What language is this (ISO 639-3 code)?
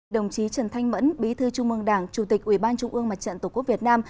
vie